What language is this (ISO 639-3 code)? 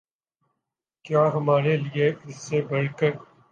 urd